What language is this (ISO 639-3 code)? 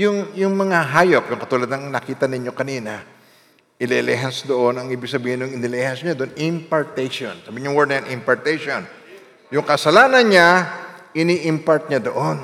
fil